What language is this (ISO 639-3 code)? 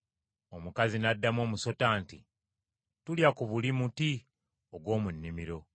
lug